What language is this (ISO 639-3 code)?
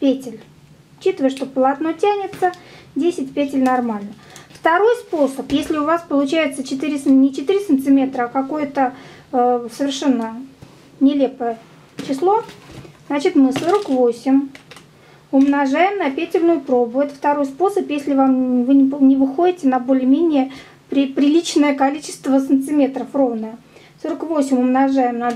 rus